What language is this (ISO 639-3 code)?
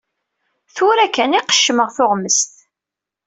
kab